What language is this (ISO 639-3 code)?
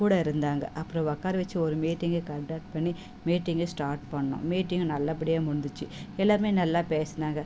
tam